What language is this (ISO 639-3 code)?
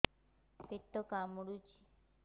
ori